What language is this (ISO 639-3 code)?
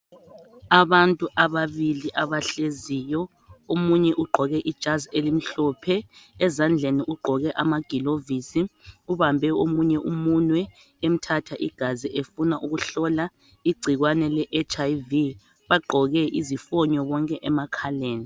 nde